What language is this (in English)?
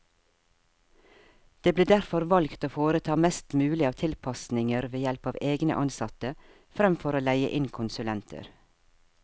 Norwegian